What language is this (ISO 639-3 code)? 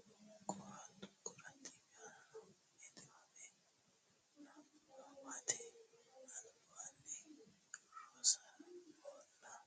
sid